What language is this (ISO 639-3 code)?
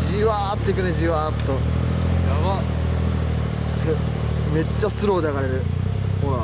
jpn